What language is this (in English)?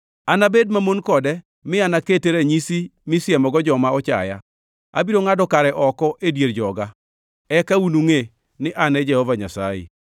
Luo (Kenya and Tanzania)